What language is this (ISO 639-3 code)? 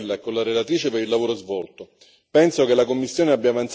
ita